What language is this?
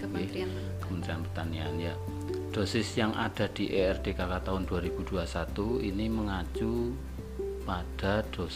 Indonesian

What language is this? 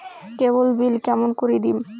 Bangla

